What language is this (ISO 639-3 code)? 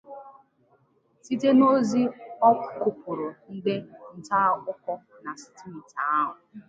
ibo